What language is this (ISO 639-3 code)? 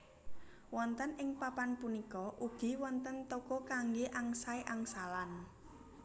jav